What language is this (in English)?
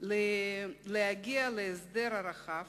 Hebrew